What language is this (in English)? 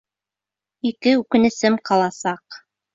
Bashkir